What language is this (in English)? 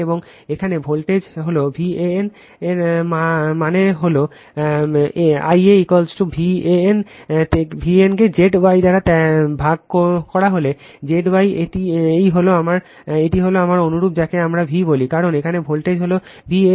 Bangla